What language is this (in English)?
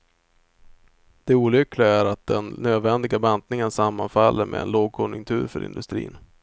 Swedish